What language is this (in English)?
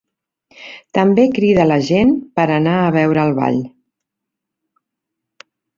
Catalan